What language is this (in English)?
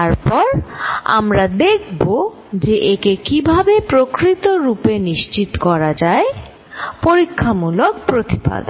Bangla